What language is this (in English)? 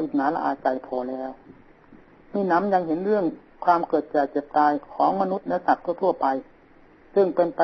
Thai